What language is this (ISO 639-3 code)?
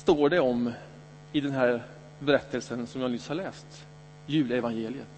swe